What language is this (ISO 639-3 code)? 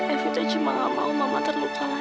ind